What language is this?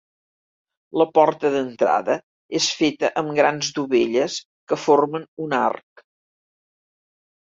Catalan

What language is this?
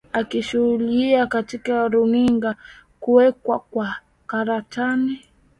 Swahili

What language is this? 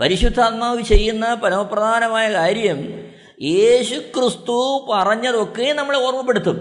Malayalam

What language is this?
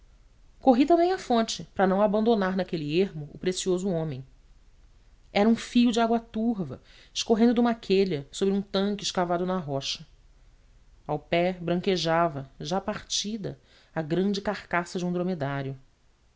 Portuguese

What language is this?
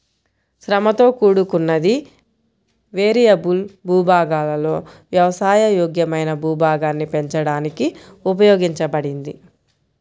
Telugu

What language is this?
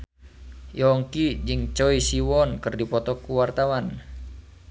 Sundanese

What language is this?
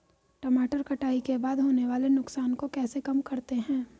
Hindi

